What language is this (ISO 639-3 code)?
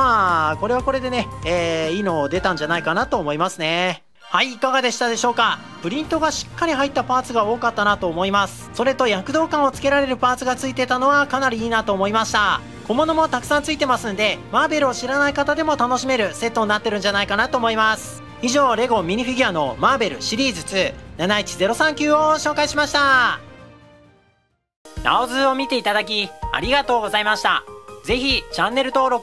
jpn